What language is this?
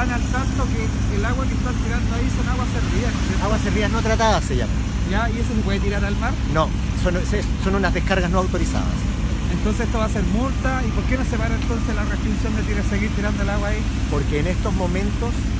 Spanish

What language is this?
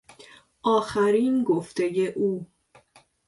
Persian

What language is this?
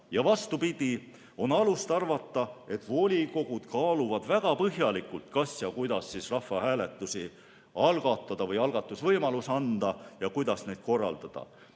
Estonian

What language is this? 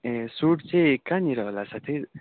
Nepali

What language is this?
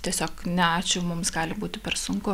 Lithuanian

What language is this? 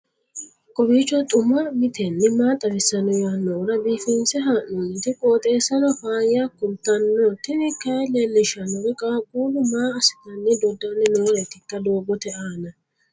Sidamo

